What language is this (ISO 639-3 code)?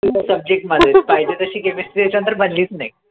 mar